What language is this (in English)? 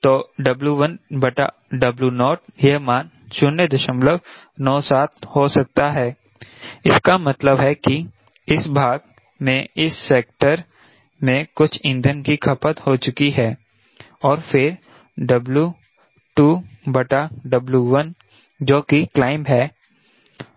Hindi